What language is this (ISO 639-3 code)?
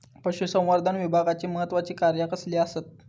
mar